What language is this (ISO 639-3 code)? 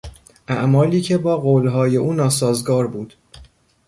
fas